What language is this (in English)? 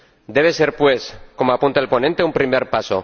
Spanish